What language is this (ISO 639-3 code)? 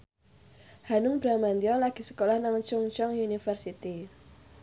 jav